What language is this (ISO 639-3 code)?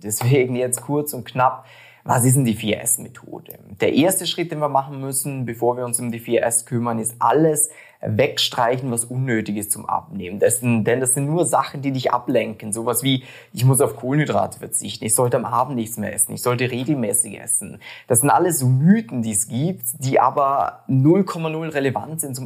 deu